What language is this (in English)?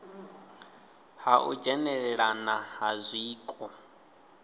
Venda